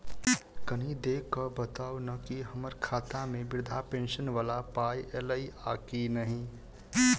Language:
Maithili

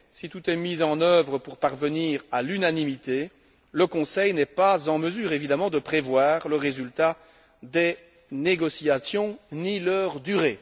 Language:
French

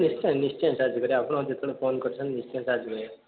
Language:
Odia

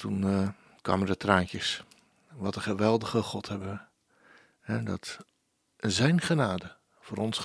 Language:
Dutch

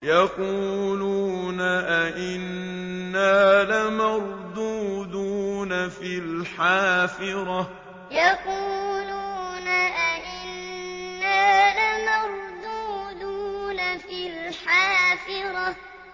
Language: Arabic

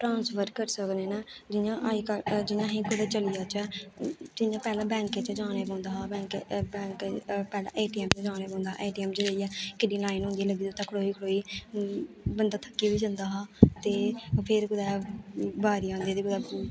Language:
Dogri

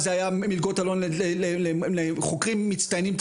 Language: Hebrew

